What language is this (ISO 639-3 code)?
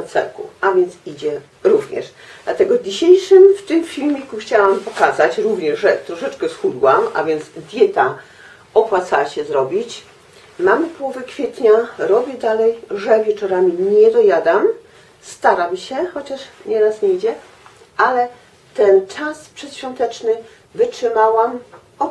pol